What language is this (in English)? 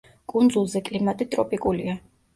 Georgian